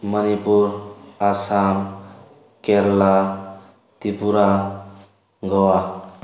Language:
Manipuri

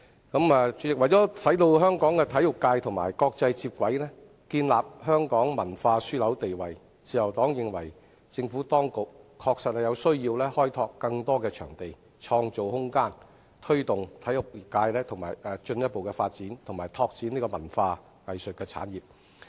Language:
Cantonese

